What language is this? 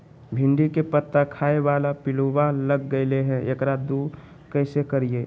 Magahi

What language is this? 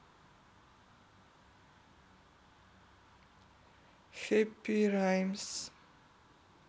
Russian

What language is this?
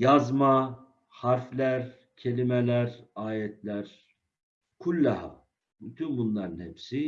Turkish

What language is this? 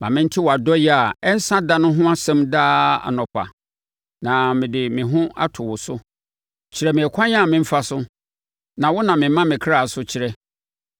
Akan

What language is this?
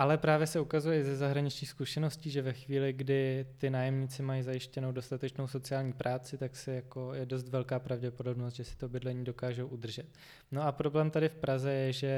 Czech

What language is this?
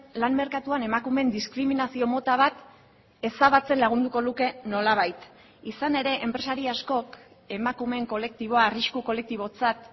Basque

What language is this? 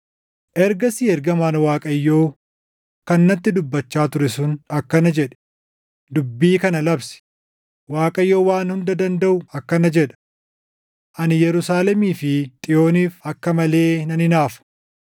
Oromo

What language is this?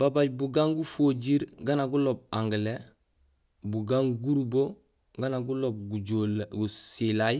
Gusilay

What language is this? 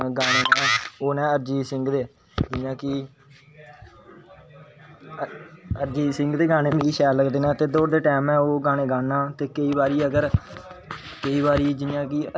Dogri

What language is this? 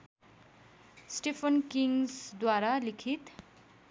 Nepali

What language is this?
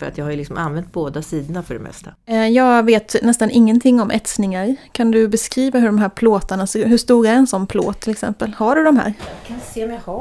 Swedish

